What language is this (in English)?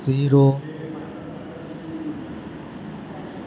Gujarati